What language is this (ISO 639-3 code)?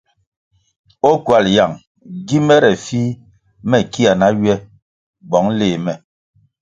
nmg